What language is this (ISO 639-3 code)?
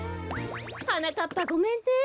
jpn